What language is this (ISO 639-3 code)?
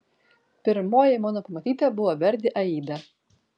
lit